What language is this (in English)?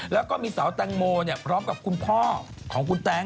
Thai